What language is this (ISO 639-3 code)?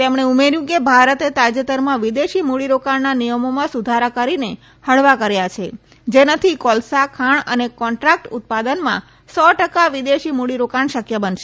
guj